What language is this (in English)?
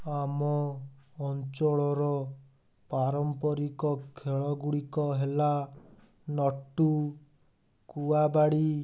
Odia